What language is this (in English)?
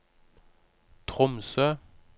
Norwegian